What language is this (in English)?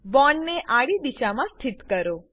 Gujarati